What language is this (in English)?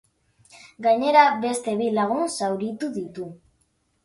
Basque